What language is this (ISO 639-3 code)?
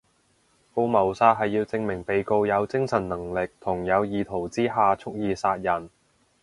yue